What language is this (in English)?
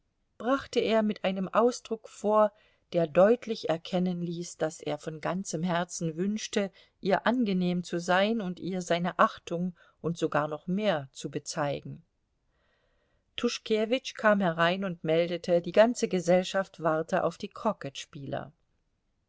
German